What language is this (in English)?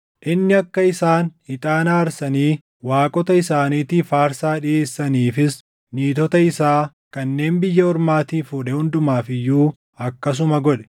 Oromo